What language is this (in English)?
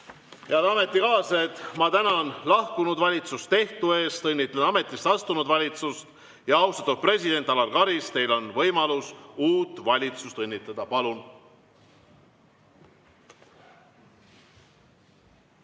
Estonian